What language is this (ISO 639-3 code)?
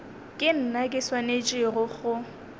nso